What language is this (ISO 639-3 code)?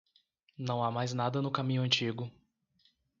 por